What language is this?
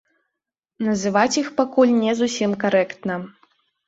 Belarusian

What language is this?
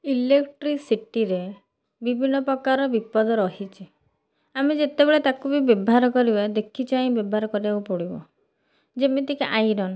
Odia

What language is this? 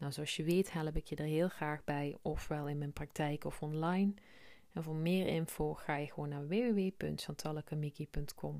Dutch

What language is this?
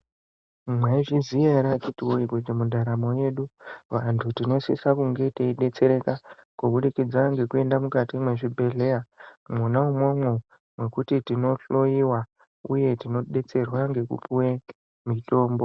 Ndau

